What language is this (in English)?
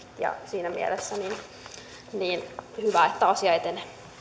Finnish